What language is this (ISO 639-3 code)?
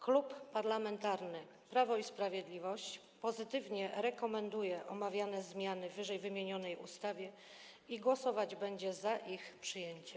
pol